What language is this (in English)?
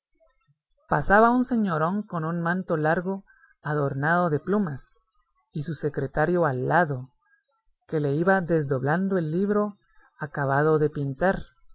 Spanish